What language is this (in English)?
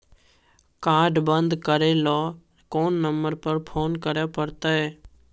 Maithili